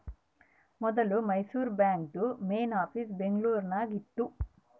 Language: Kannada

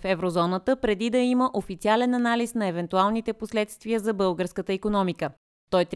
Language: Bulgarian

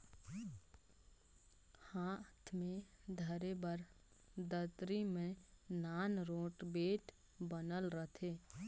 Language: Chhattisgarhi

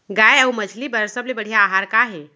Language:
Chhattisgarhi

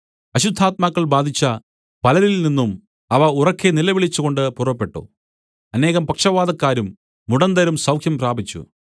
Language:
Malayalam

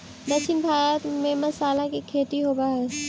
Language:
Magahi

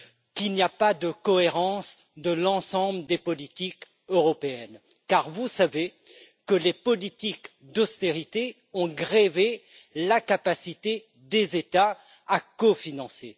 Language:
French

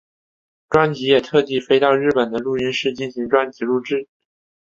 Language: Chinese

